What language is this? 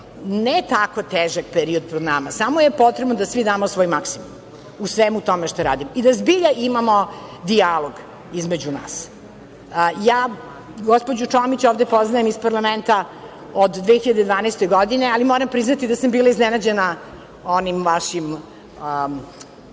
Serbian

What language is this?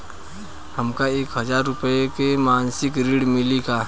Bhojpuri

